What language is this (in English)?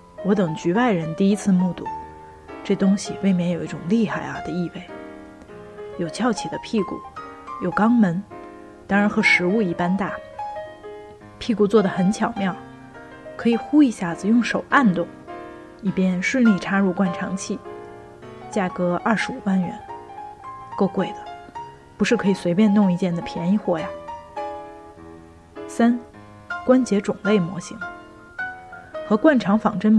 Chinese